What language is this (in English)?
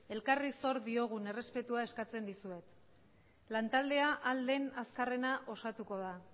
Basque